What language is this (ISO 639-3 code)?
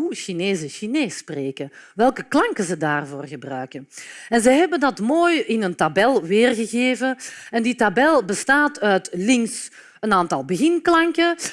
nld